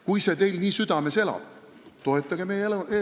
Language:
Estonian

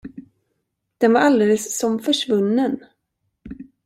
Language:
Swedish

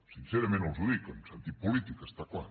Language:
Catalan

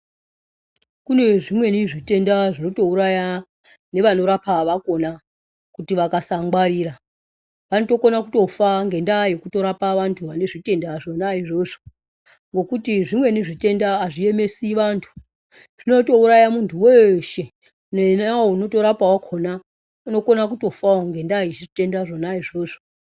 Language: Ndau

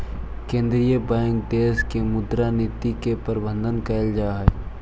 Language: Magahi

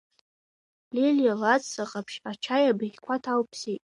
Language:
Abkhazian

